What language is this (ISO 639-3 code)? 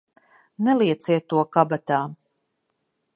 lav